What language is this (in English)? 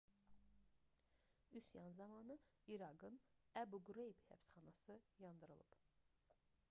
Azerbaijani